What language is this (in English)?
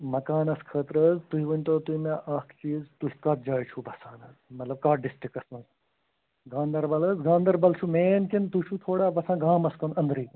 Kashmiri